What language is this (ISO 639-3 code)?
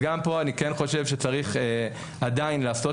heb